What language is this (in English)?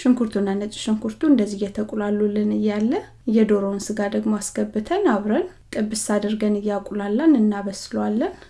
Amharic